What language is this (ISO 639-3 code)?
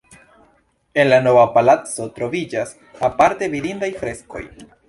epo